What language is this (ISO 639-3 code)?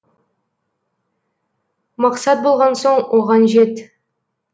kaz